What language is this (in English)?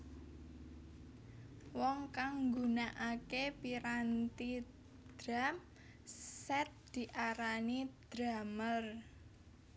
Javanese